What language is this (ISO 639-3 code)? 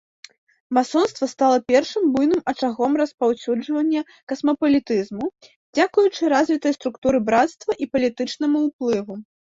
bel